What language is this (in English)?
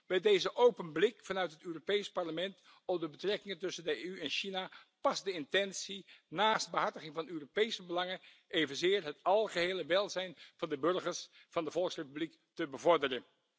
Dutch